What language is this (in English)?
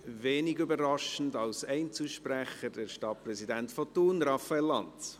Swiss German